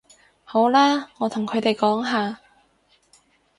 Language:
Cantonese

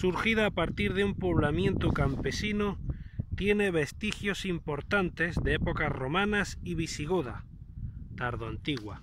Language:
Spanish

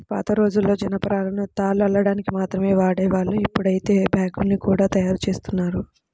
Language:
Telugu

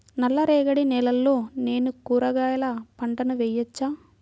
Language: Telugu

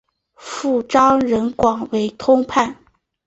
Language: Chinese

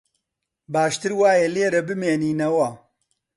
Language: Central Kurdish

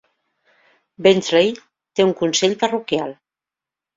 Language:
Catalan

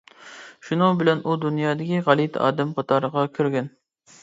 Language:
Uyghur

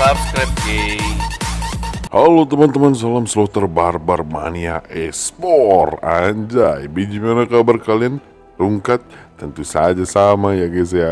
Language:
Indonesian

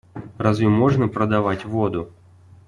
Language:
Russian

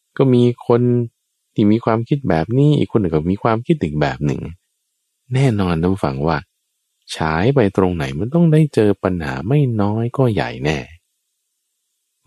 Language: Thai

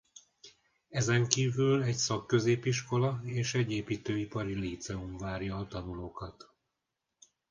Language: Hungarian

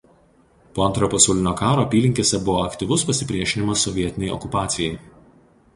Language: Lithuanian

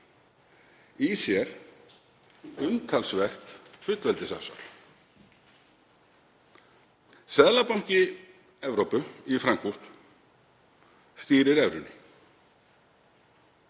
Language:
Icelandic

